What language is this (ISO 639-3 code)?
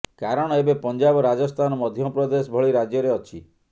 ori